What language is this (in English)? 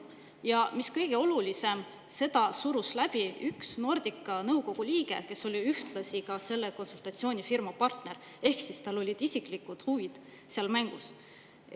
Estonian